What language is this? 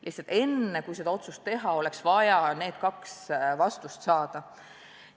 Estonian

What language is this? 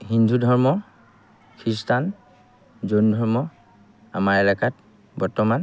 Assamese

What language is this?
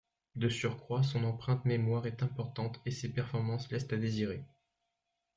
French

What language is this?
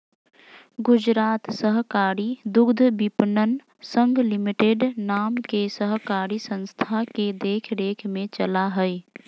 Magahi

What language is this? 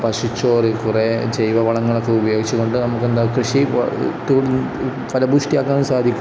Malayalam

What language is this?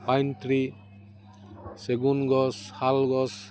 Assamese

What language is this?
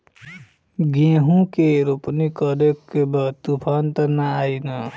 Bhojpuri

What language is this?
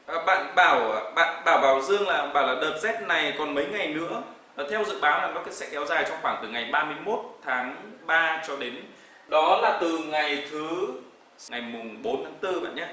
Vietnamese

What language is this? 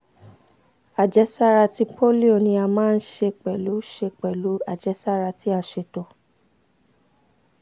Yoruba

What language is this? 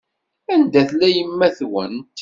Kabyle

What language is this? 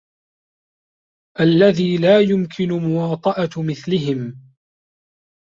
Arabic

